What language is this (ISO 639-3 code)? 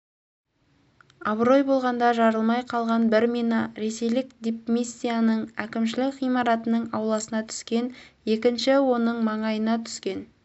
kaz